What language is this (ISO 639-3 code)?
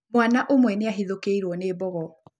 kik